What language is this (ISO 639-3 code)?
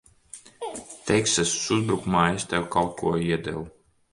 lav